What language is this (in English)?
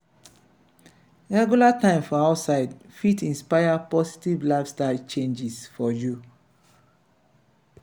Nigerian Pidgin